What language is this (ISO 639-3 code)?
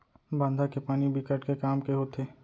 hne